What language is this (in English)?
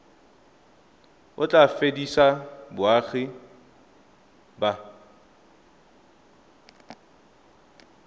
Tswana